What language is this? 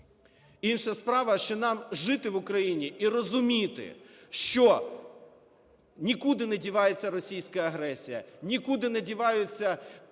Ukrainian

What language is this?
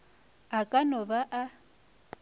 Northern Sotho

